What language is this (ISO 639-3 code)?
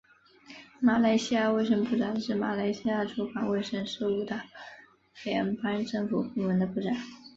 zho